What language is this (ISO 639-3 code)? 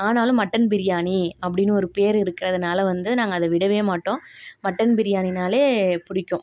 tam